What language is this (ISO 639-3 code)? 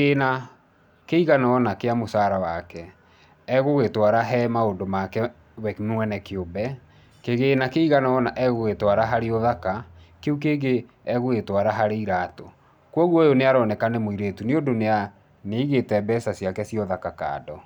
kik